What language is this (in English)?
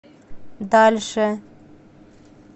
Russian